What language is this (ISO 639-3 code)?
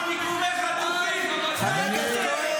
heb